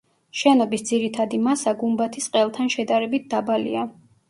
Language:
Georgian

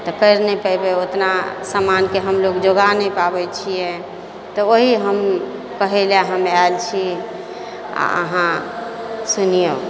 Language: Maithili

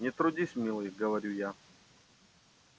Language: Russian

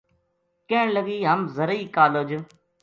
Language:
Gujari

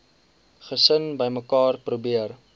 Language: Afrikaans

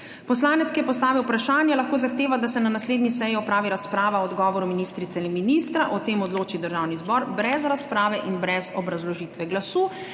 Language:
Slovenian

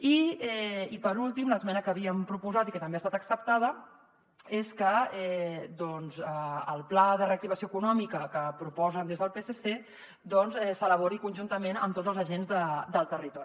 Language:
Catalan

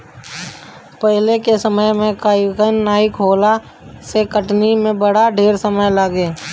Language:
Bhojpuri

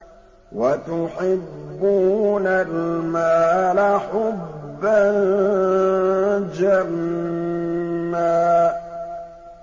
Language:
Arabic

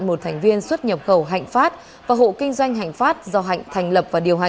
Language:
Vietnamese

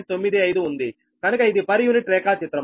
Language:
Telugu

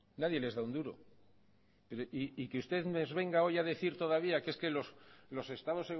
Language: Spanish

